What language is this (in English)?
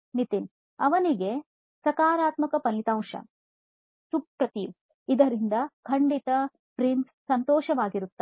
Kannada